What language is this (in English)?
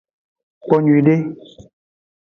Aja (Benin)